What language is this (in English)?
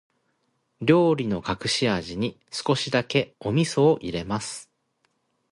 Japanese